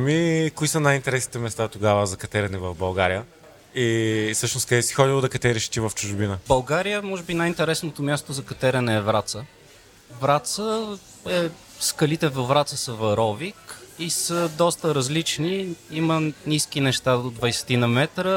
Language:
Bulgarian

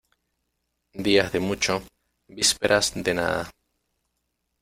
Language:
Spanish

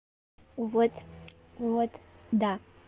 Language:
Russian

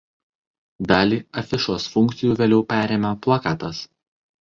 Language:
Lithuanian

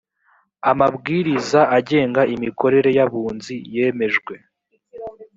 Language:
Kinyarwanda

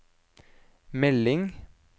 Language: Norwegian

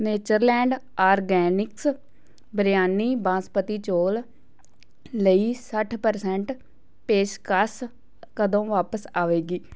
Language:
Punjabi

